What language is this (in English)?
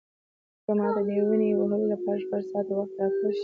Pashto